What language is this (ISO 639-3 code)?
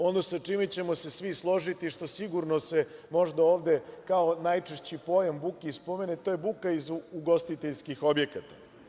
srp